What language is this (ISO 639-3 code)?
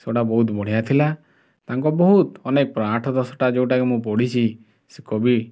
ori